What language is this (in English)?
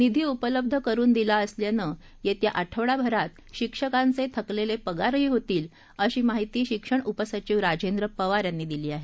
Marathi